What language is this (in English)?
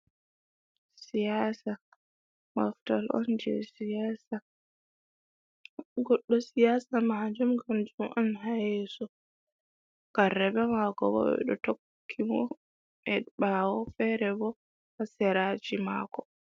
Fula